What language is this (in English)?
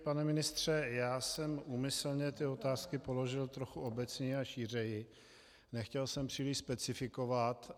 Czech